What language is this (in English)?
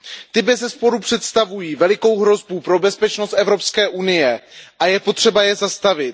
Czech